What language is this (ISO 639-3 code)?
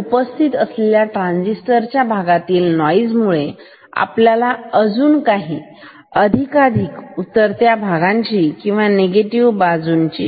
mar